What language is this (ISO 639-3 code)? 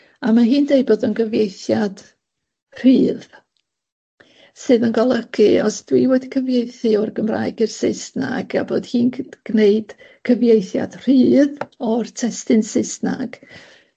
cym